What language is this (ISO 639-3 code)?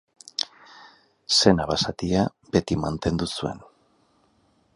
eus